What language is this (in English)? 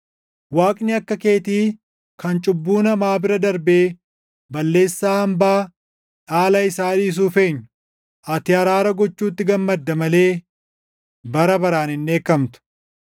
Oromo